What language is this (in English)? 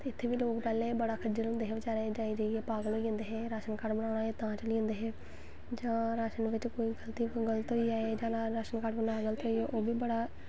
Dogri